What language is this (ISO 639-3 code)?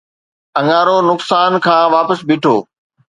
snd